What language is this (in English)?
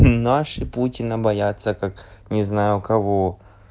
Russian